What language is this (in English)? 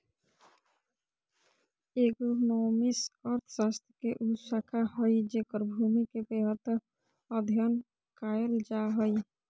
Magahi